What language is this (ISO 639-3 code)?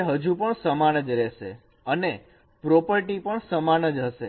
guj